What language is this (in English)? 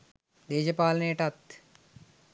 Sinhala